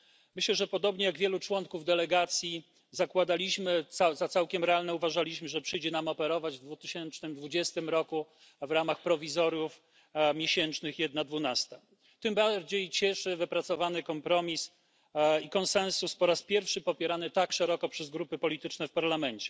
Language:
Polish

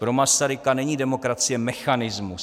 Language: Czech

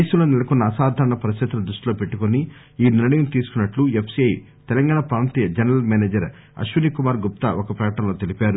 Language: Telugu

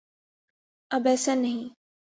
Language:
Urdu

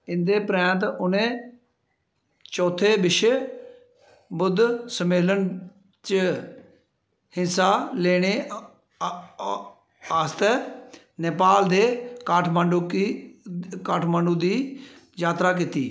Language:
Dogri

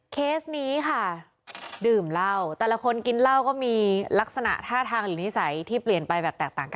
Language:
Thai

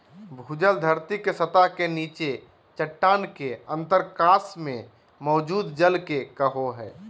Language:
Magahi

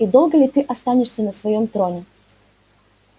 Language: Russian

